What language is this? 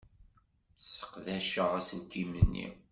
Kabyle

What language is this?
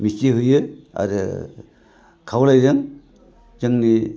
Bodo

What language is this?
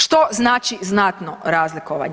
Croatian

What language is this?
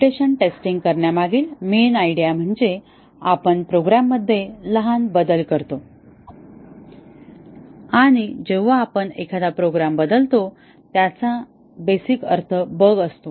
Marathi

